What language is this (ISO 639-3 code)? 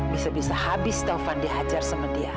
ind